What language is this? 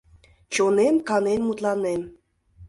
Mari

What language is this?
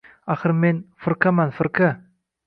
Uzbek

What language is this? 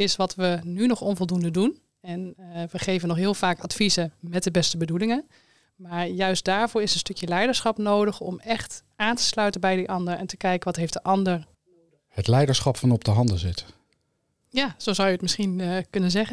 Dutch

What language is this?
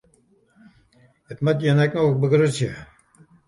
Western Frisian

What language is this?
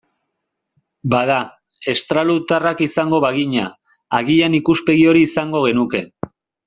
Basque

